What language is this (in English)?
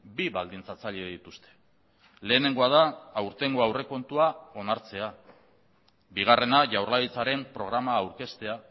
Basque